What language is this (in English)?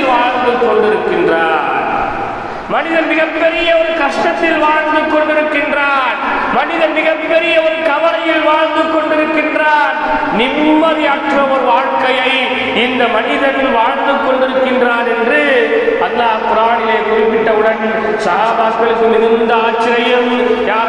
Tamil